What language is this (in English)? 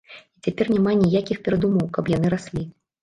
Belarusian